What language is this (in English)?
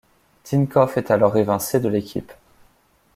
French